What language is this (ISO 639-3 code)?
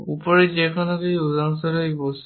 ben